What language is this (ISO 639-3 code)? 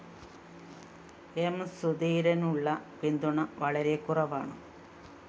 mal